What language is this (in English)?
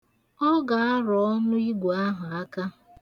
Igbo